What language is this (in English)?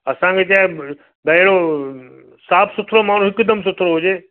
Sindhi